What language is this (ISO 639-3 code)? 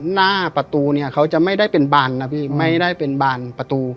tha